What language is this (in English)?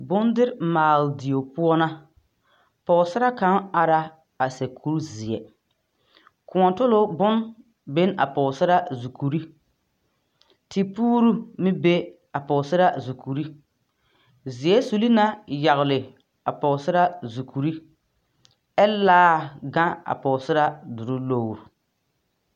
Southern Dagaare